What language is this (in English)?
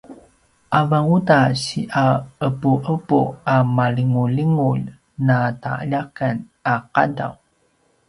Paiwan